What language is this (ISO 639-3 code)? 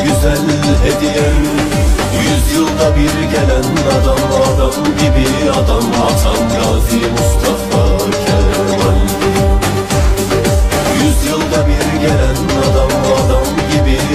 fra